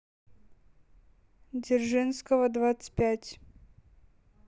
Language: Russian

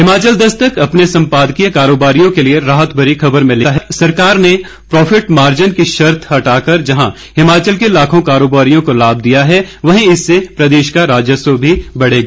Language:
Hindi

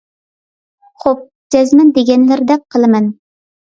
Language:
Uyghur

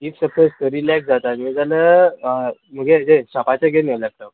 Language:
Konkani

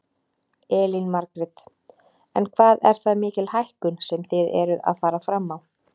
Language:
Icelandic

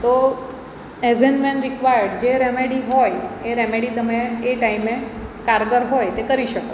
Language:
Gujarati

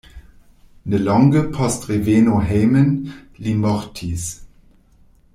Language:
Esperanto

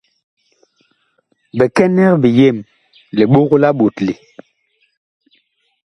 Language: Bakoko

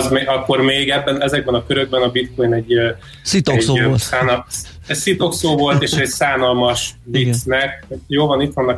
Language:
Hungarian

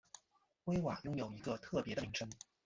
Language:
Chinese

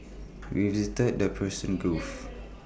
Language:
English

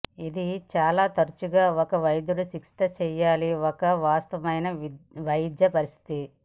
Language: Telugu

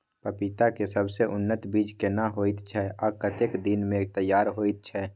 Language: Maithili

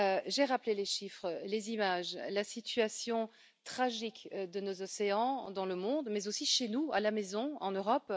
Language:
French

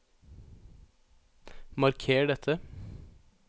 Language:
Norwegian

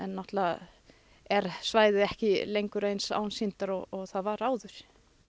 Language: Icelandic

